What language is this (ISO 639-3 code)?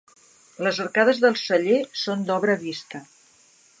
cat